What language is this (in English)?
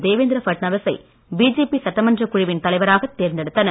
Tamil